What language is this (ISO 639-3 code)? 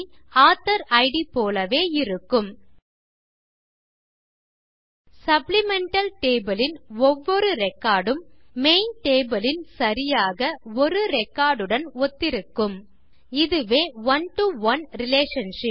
tam